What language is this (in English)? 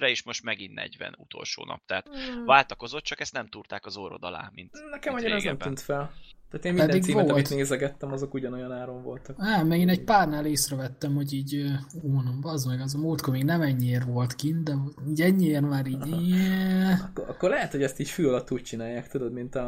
Hungarian